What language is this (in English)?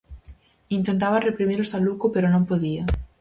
Galician